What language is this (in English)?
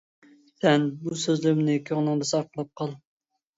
Uyghur